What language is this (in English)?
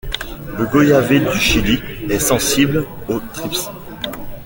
French